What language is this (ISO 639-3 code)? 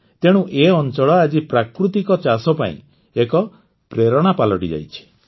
ori